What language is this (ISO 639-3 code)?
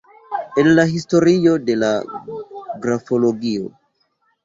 epo